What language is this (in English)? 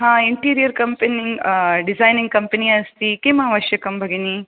Sanskrit